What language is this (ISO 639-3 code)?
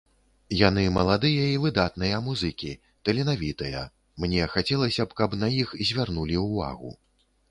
bel